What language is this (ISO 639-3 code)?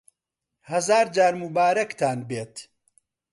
ckb